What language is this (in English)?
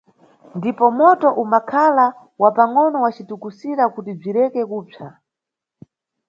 Nyungwe